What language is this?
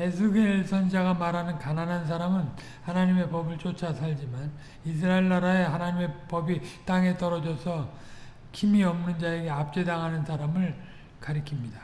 Korean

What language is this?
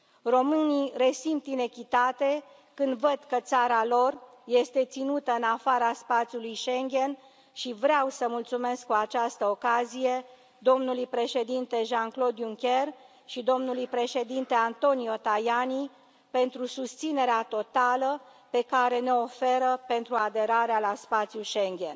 Romanian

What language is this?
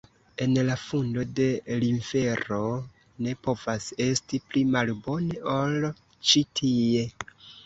Esperanto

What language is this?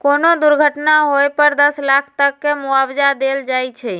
Magahi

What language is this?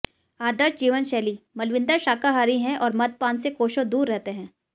Hindi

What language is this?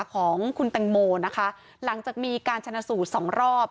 Thai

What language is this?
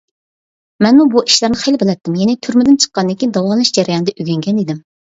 Uyghur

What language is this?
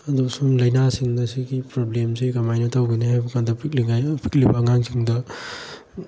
Manipuri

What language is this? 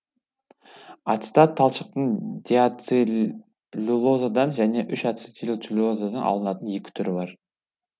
Kazakh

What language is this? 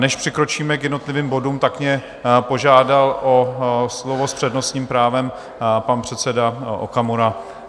Czech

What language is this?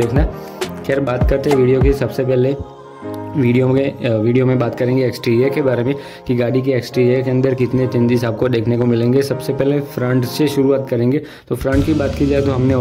Hindi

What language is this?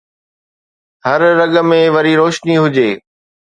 Sindhi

